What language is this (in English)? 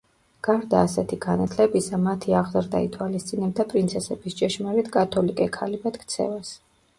Georgian